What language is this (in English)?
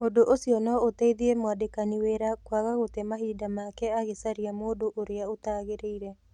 Kikuyu